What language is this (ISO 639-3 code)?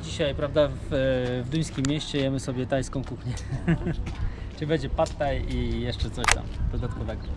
pol